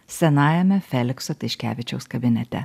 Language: Lithuanian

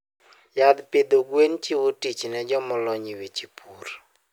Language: Luo (Kenya and Tanzania)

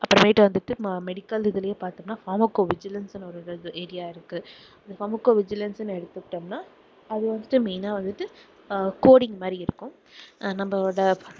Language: Tamil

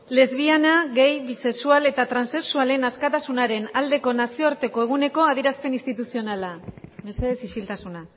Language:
Basque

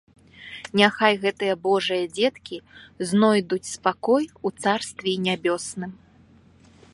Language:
Belarusian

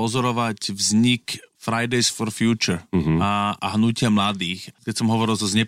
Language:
Slovak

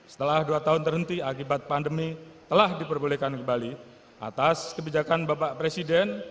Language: Indonesian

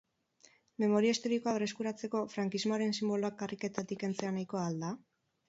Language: Basque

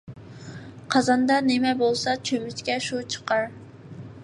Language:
Uyghur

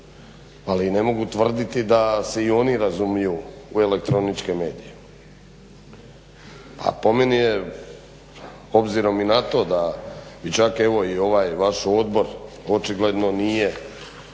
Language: Croatian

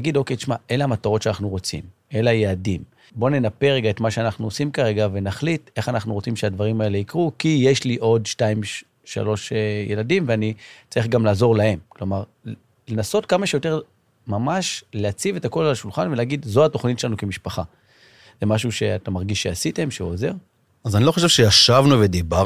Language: Hebrew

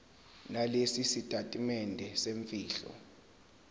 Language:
Zulu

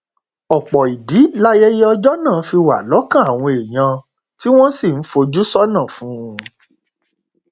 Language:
Yoruba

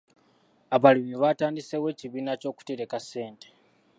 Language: Ganda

